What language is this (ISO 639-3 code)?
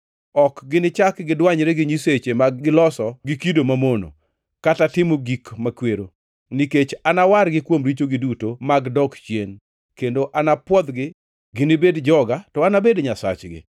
luo